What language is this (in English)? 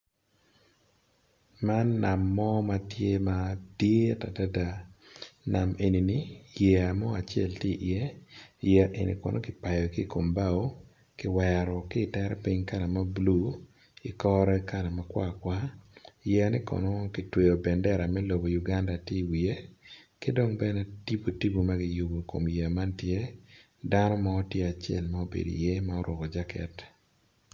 Acoli